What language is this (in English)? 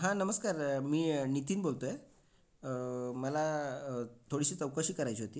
Marathi